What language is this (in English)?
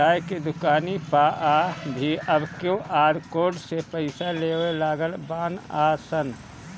Bhojpuri